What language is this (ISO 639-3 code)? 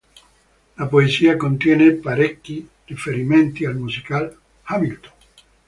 ita